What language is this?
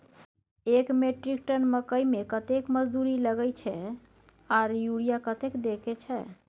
Maithili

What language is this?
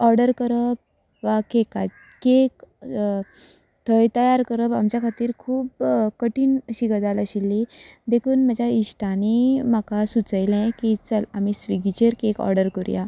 Konkani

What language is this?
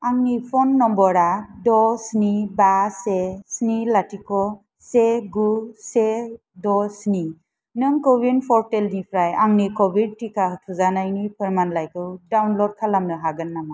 Bodo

